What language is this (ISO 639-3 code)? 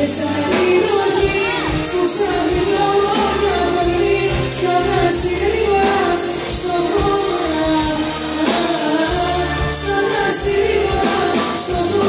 nld